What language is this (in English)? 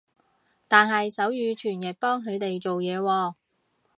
Cantonese